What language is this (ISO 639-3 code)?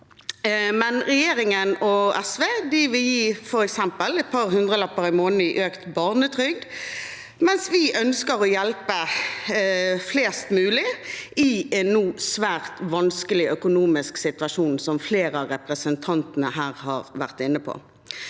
nor